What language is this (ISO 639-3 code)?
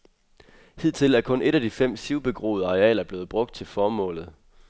dan